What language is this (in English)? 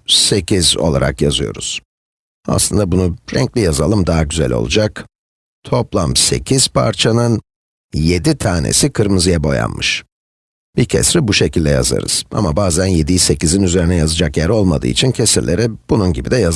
Turkish